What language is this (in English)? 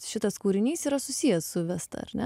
Lithuanian